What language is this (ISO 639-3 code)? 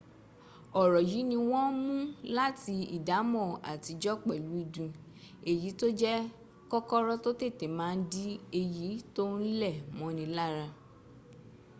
yor